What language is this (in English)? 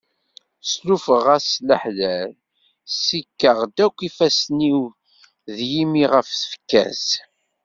Kabyle